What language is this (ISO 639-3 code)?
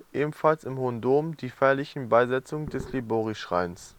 deu